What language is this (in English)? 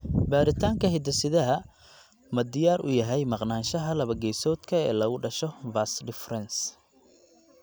Somali